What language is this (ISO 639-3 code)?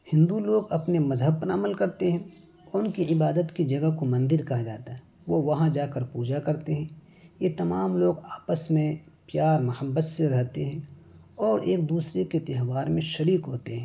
urd